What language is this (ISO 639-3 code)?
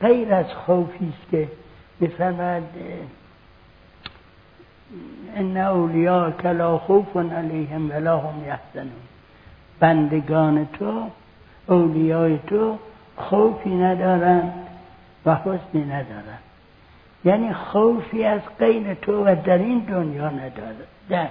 fas